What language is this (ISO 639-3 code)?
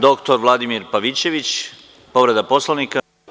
srp